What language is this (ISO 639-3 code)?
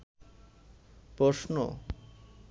ben